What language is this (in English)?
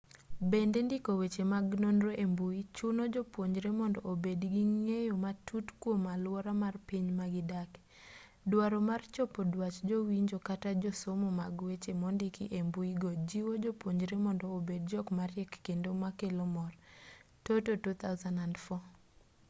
Luo (Kenya and Tanzania)